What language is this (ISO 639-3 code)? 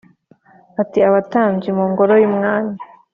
kin